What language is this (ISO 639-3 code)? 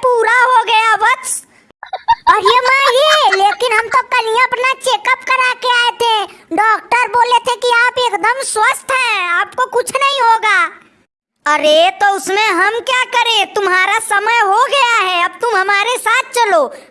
hin